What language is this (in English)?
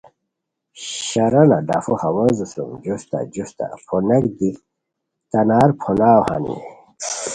Khowar